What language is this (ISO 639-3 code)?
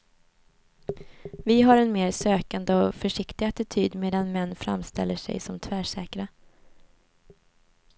swe